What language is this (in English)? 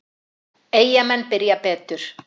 Icelandic